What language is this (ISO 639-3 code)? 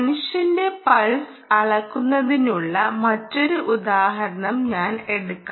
mal